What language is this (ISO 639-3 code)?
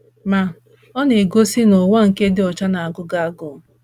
ibo